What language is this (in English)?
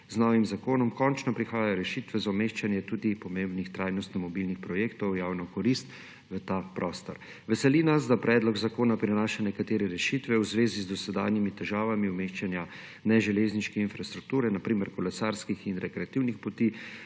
Slovenian